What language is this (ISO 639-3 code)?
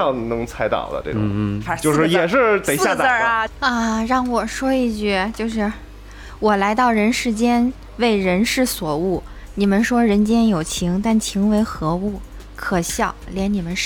zho